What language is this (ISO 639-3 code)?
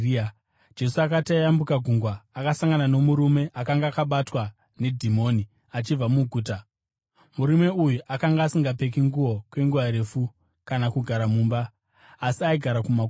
sna